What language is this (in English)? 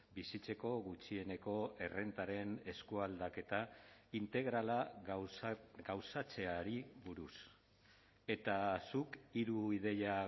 Basque